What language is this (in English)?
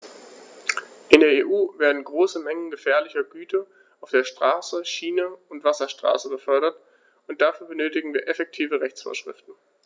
German